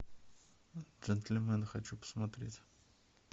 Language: Russian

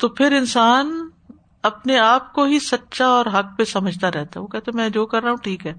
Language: Urdu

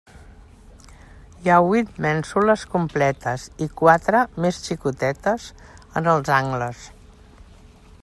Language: Catalan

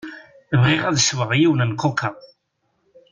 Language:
Kabyle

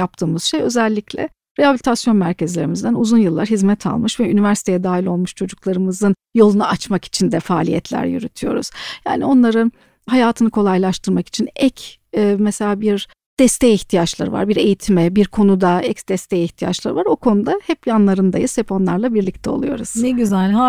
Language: Turkish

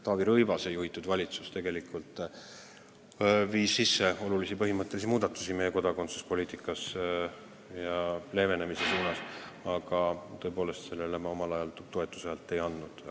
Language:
Estonian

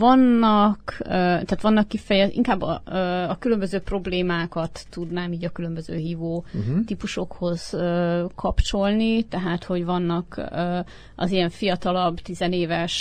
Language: Hungarian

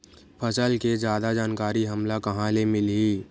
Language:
Chhattisgarhi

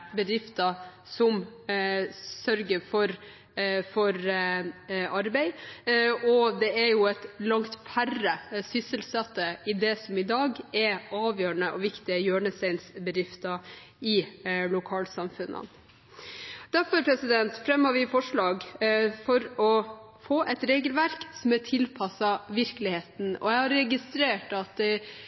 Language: Norwegian Bokmål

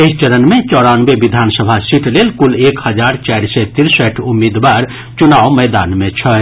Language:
Maithili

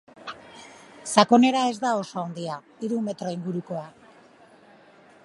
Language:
Basque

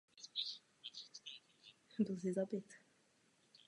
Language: Czech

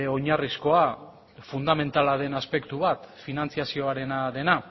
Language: Basque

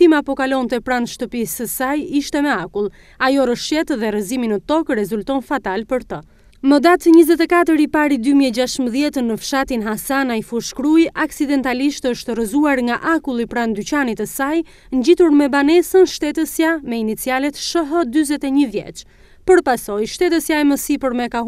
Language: Romanian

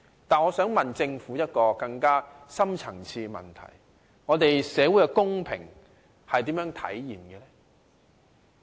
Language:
Cantonese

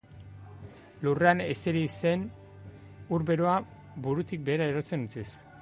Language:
Basque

